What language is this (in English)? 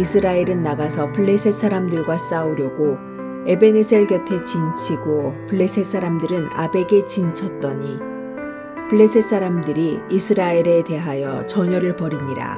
Korean